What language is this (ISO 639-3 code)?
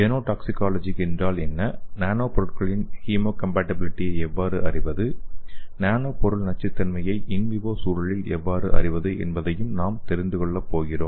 tam